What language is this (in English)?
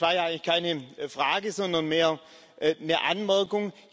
German